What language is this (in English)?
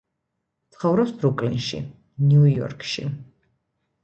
Georgian